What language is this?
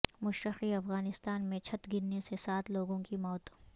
Urdu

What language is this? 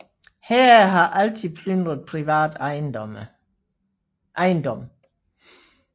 Danish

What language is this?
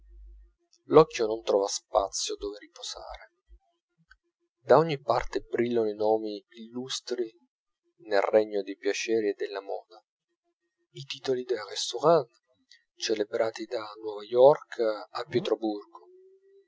Italian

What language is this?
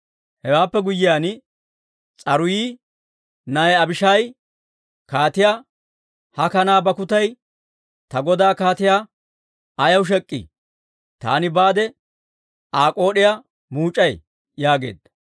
Dawro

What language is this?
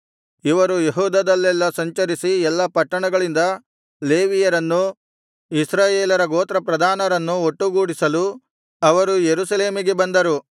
Kannada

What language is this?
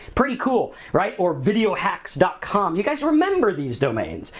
English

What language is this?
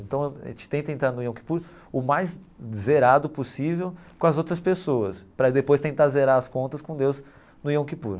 Portuguese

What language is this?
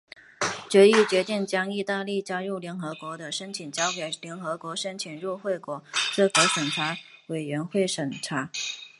Chinese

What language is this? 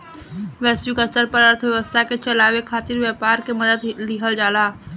Bhojpuri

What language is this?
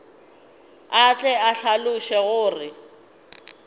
Northern Sotho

